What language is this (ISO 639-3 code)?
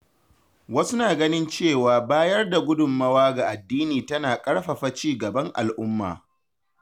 hau